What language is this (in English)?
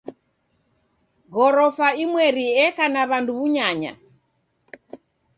Taita